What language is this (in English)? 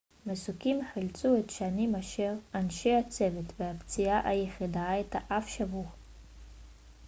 Hebrew